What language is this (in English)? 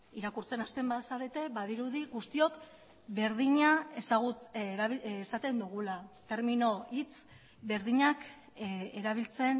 Basque